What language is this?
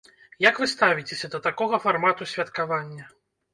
Belarusian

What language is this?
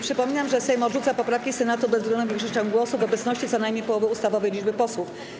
Polish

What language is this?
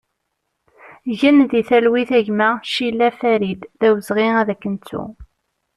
Kabyle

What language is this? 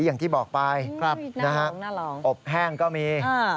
Thai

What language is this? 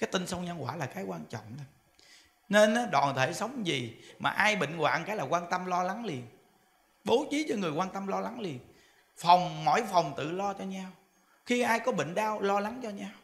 Vietnamese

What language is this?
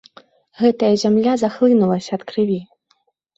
Belarusian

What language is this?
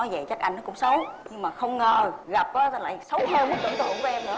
Vietnamese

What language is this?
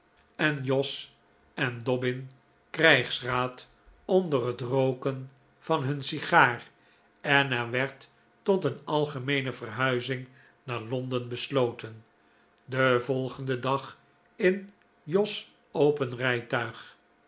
Dutch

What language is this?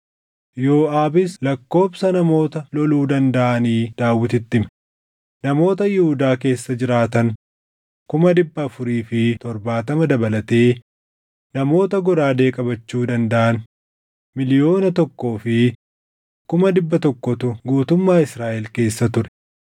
Oromo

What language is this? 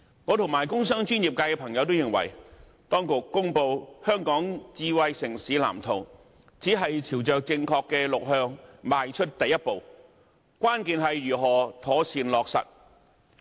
Cantonese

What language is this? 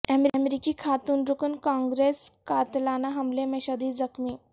Urdu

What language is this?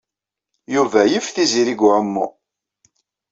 Kabyle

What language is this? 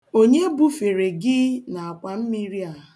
Igbo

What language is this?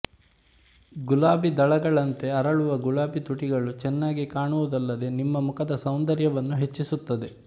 Kannada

